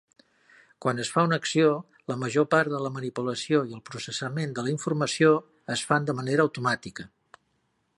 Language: Catalan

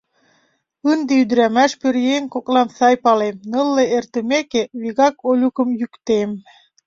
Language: Mari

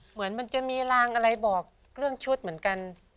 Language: Thai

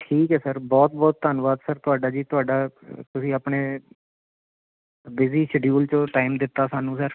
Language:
Punjabi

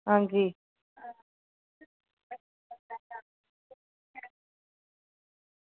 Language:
Dogri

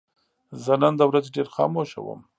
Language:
Pashto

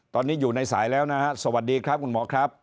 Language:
Thai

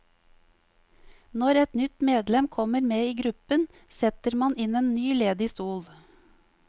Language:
Norwegian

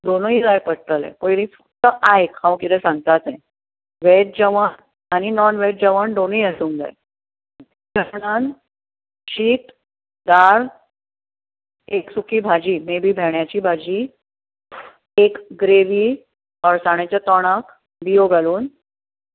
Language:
Konkani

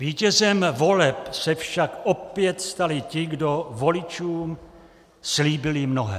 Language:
Czech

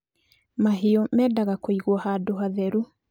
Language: Kikuyu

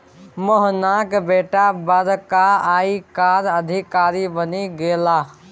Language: Maithili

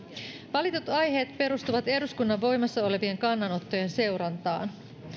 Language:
Finnish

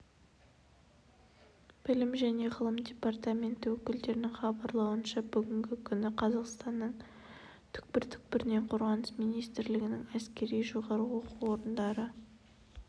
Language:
Kazakh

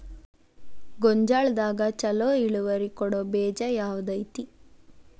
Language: Kannada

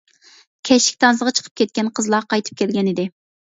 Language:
Uyghur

